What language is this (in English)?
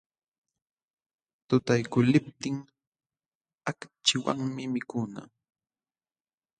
Jauja Wanca Quechua